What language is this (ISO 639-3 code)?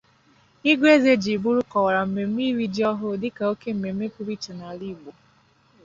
ibo